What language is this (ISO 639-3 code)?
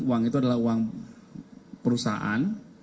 ind